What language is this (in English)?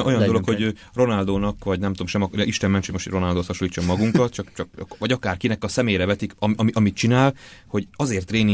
Hungarian